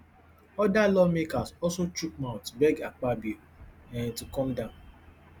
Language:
Nigerian Pidgin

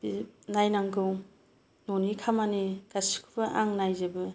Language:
Bodo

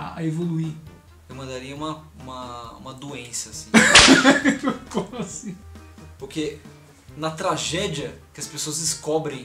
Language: Portuguese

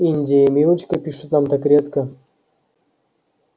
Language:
Russian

